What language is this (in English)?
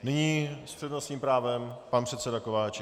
Czech